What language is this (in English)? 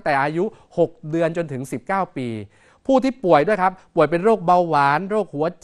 Thai